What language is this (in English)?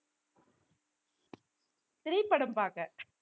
Tamil